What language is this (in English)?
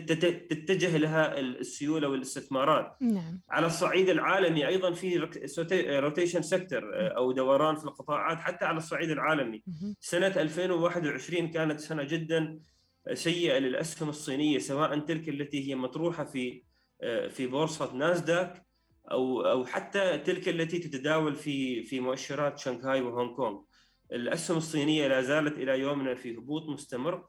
Arabic